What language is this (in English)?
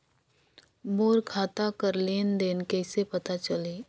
Chhattisgarhi